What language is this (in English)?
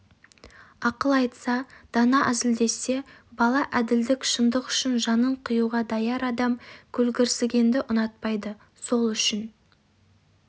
Kazakh